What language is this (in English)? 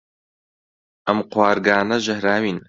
Central Kurdish